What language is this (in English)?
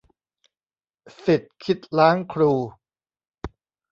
Thai